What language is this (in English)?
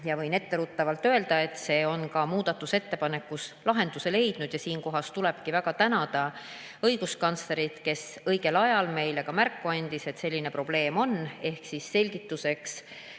Estonian